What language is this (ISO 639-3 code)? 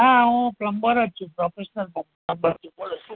guj